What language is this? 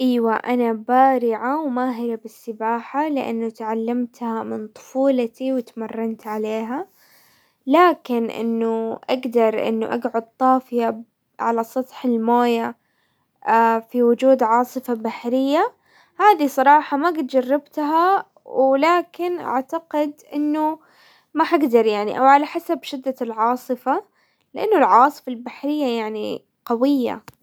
Hijazi Arabic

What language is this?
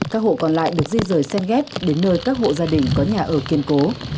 Vietnamese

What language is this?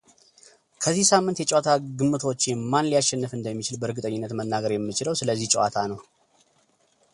Amharic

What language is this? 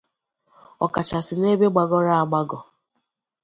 Igbo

